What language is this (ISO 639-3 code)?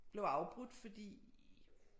dan